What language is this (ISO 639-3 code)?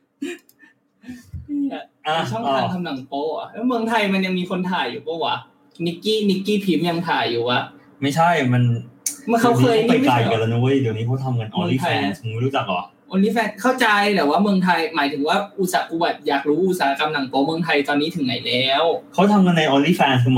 tha